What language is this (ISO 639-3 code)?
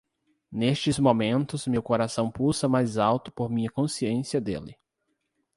por